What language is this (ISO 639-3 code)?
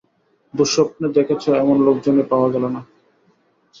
ben